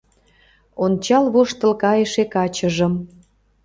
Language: Mari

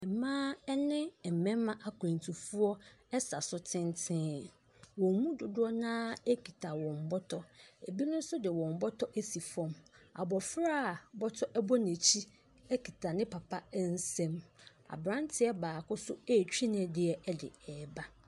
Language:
Akan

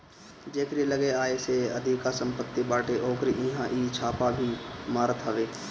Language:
Bhojpuri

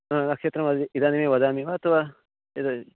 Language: Sanskrit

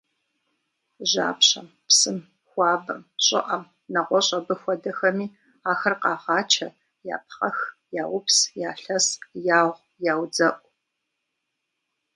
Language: Kabardian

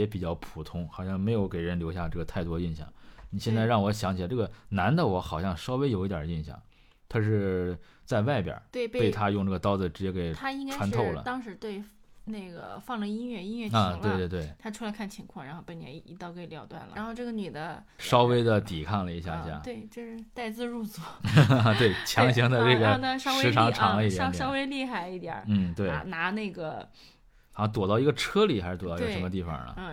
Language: Chinese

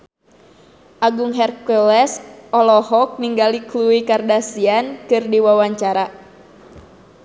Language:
Sundanese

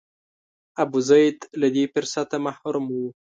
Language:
Pashto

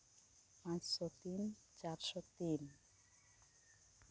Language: Santali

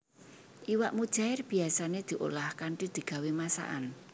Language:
Javanese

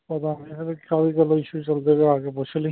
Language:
Punjabi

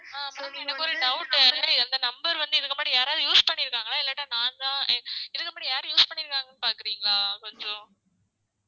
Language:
Tamil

